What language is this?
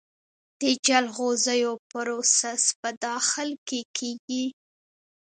Pashto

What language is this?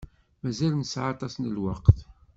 Kabyle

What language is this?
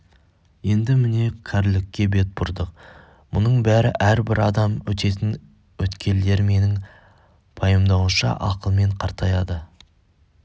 Kazakh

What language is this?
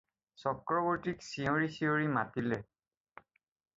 Assamese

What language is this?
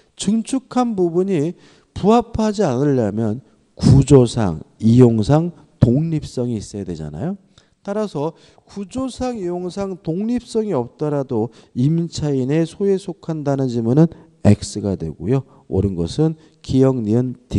Korean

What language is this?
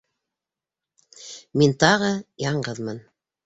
Bashkir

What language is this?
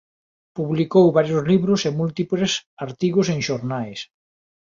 Galician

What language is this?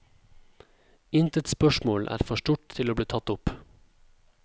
Norwegian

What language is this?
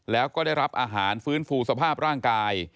Thai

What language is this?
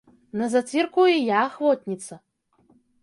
Belarusian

